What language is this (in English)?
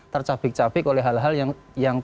Indonesian